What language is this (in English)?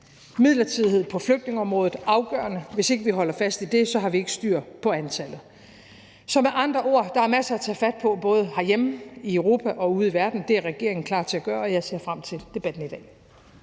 Danish